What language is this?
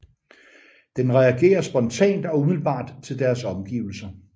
Danish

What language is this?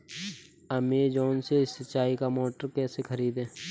Hindi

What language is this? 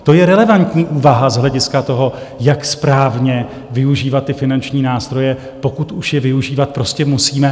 Czech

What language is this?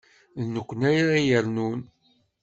Kabyle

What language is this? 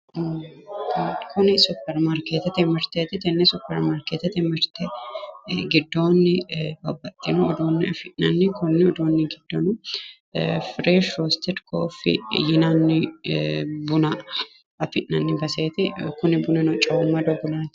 Sidamo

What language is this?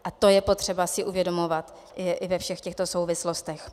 Czech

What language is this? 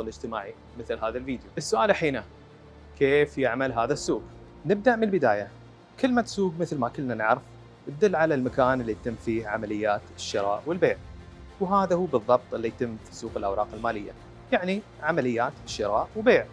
Arabic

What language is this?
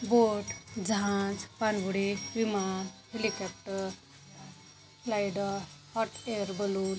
Marathi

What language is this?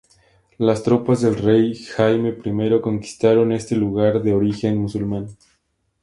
Spanish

